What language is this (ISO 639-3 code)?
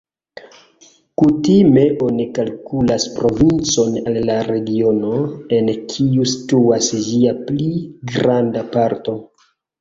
epo